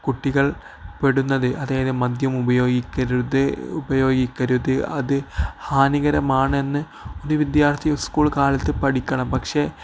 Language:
Malayalam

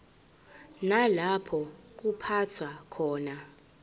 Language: Zulu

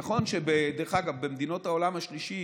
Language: Hebrew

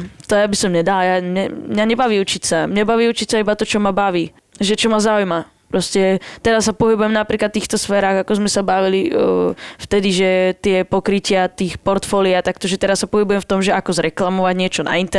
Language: Slovak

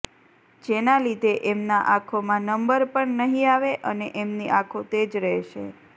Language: Gujarati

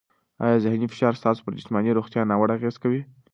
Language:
Pashto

